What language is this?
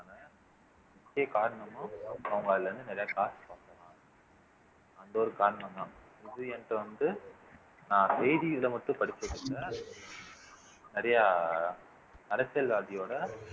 Tamil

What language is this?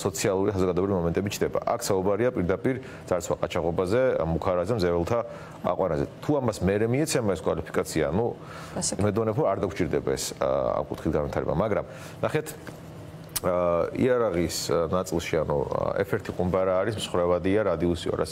Romanian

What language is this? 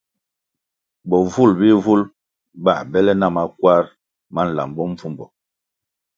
Kwasio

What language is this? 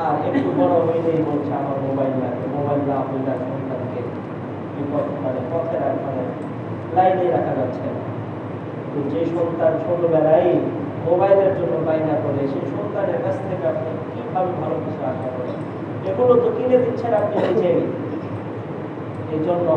Bangla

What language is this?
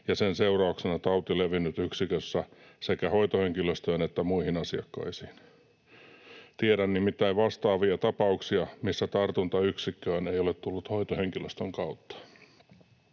Finnish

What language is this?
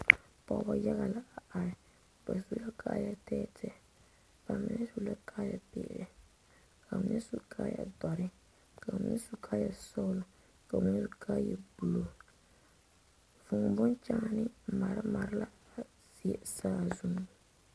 Southern Dagaare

